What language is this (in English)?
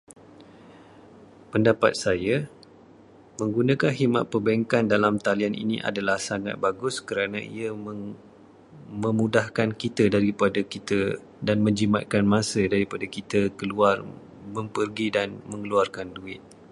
Malay